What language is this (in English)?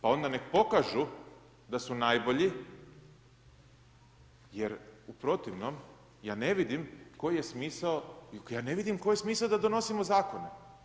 Croatian